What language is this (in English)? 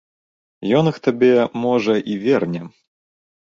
Belarusian